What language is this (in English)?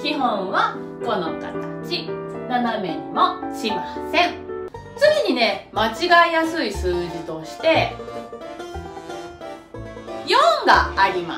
Japanese